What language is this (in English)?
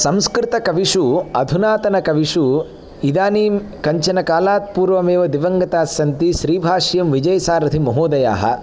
Sanskrit